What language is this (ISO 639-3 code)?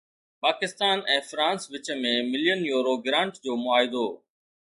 snd